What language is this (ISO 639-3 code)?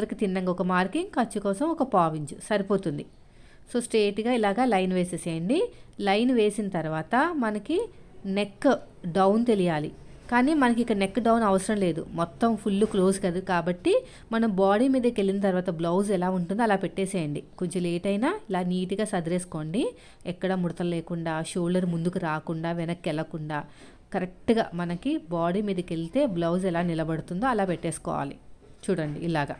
tel